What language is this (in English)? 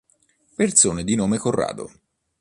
Italian